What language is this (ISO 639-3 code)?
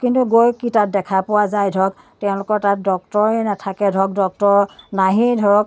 asm